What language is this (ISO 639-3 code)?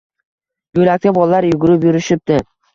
uzb